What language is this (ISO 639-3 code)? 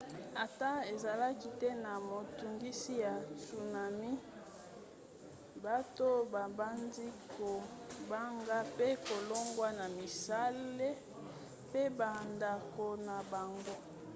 lin